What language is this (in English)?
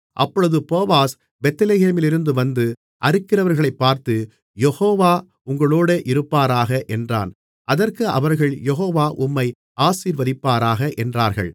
Tamil